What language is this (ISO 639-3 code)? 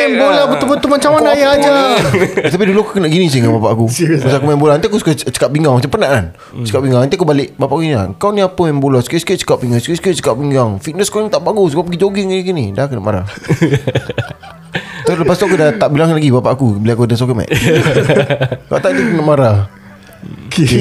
msa